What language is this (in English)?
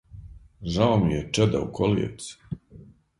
Serbian